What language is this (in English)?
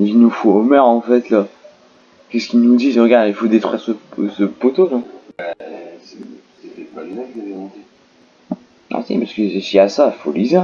French